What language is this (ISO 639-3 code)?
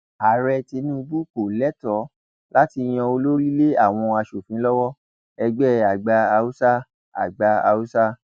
yor